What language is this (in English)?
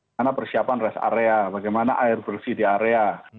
Indonesian